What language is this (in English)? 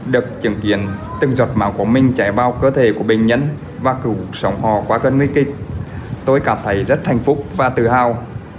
Vietnamese